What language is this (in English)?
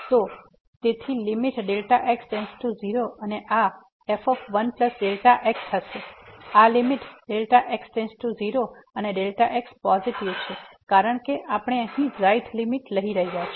Gujarati